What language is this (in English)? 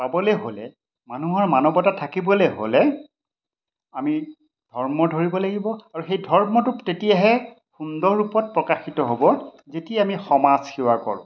Assamese